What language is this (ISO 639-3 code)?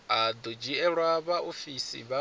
ven